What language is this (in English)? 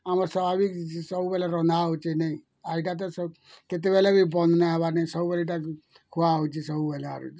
Odia